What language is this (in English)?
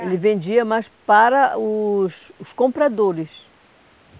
Portuguese